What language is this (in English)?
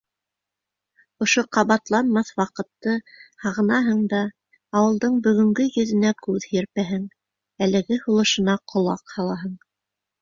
Bashkir